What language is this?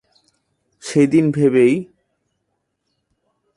Bangla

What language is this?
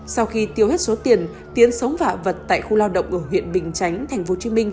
Vietnamese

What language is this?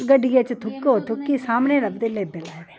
Dogri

